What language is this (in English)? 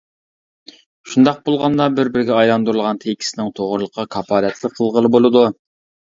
Uyghur